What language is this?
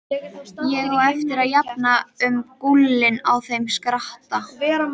Icelandic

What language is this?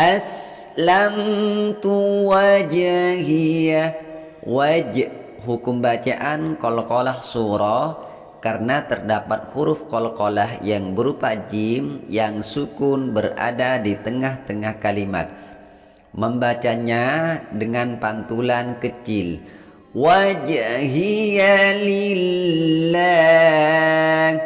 Indonesian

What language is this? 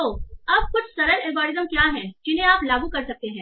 Hindi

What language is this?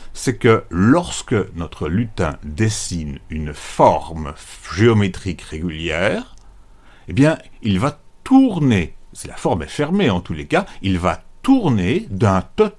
French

